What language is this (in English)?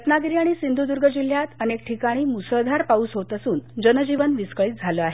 Marathi